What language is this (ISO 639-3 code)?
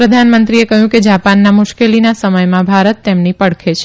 guj